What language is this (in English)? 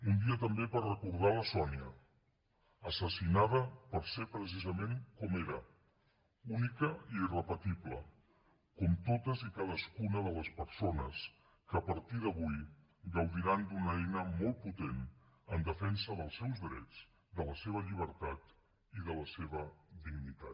Catalan